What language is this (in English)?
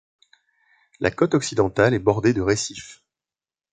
French